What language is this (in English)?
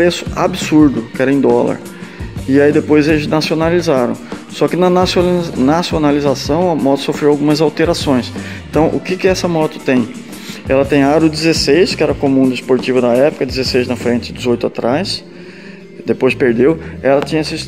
Portuguese